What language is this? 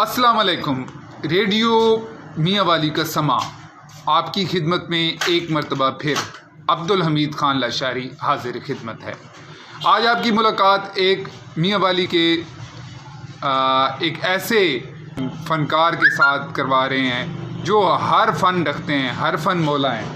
Urdu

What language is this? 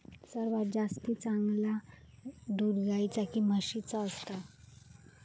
Marathi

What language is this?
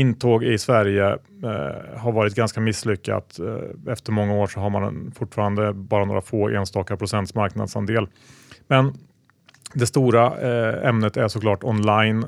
Swedish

